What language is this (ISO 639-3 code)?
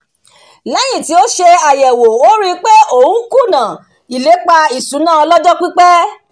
yor